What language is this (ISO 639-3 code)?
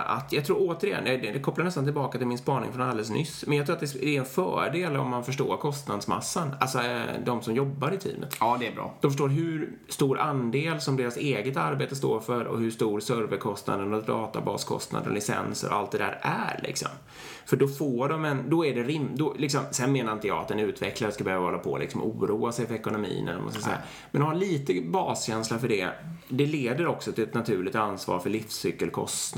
swe